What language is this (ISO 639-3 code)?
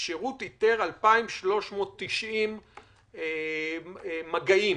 heb